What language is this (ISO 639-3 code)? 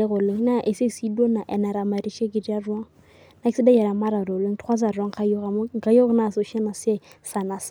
mas